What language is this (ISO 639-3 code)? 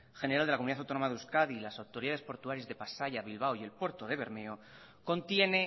spa